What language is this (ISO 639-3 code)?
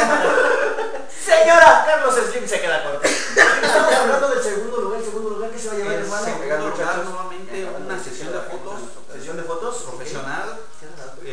spa